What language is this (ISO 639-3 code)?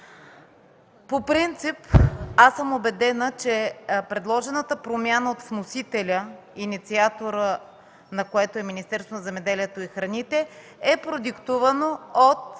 bul